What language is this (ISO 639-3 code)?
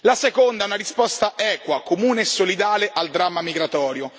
ita